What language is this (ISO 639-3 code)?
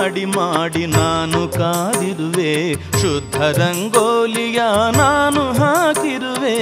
kan